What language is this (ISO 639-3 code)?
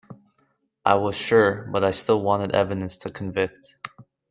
eng